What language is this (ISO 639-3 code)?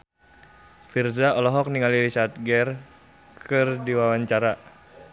sun